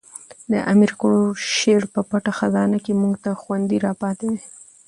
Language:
Pashto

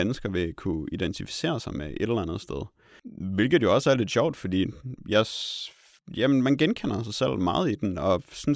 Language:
Danish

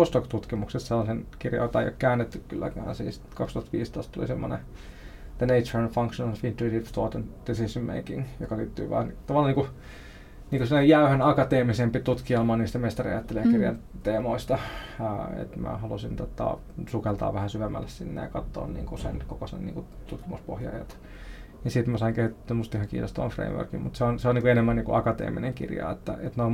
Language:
Finnish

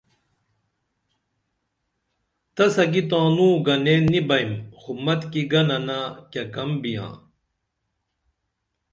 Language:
Dameli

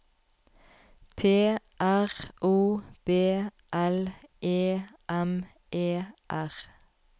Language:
Norwegian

